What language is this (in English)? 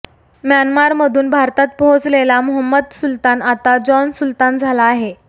Marathi